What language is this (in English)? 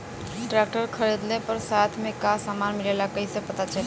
Bhojpuri